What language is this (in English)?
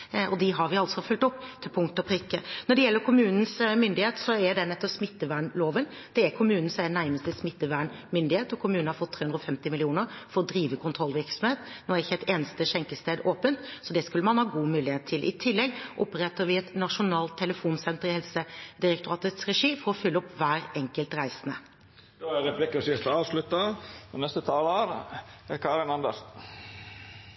Norwegian